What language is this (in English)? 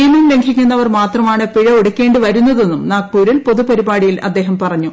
Malayalam